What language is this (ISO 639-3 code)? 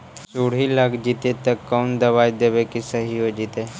mag